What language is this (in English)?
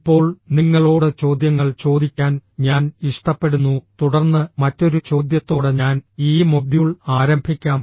Malayalam